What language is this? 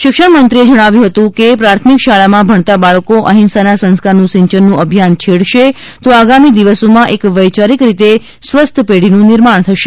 Gujarati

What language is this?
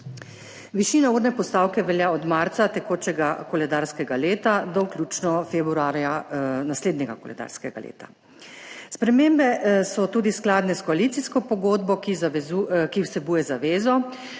Slovenian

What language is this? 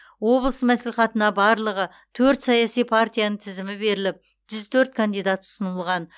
Kazakh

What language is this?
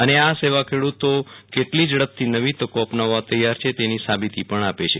Gujarati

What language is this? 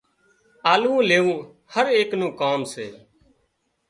Wadiyara Koli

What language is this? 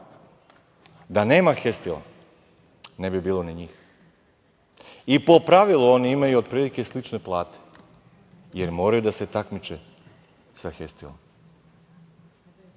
Serbian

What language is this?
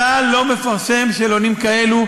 Hebrew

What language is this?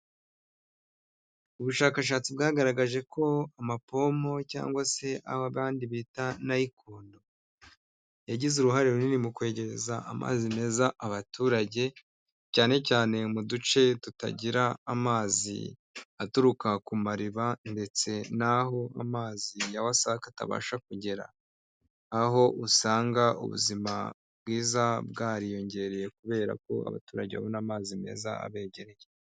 Kinyarwanda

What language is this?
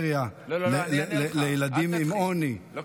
Hebrew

